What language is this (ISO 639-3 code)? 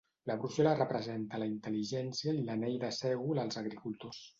cat